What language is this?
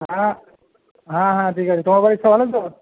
Bangla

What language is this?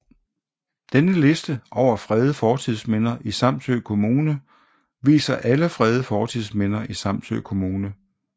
Danish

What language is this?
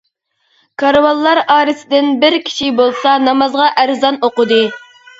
Uyghur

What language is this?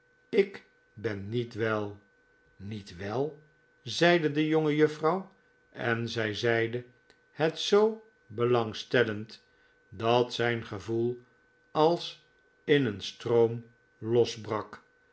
Dutch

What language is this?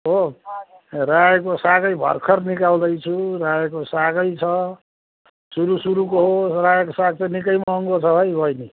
Nepali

